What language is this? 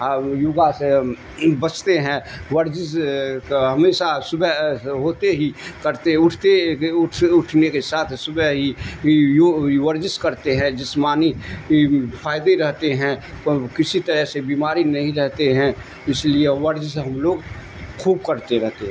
Urdu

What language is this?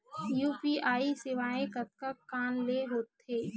Chhattisgarhi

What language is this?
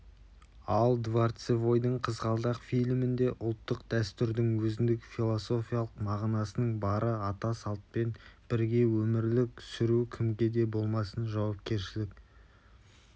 Kazakh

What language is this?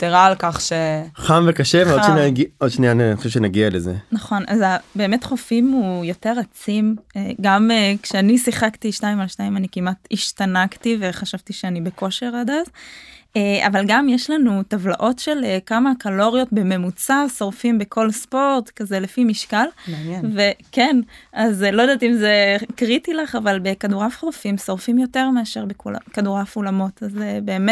Hebrew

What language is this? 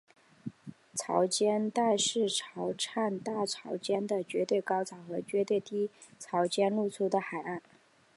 Chinese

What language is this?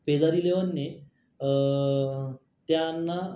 Marathi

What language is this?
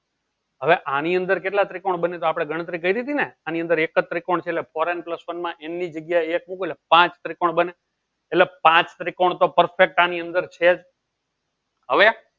Gujarati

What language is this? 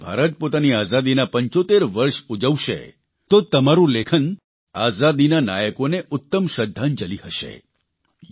Gujarati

